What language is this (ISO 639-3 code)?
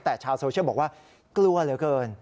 tha